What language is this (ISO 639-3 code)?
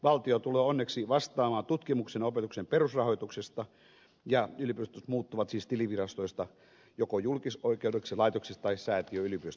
fin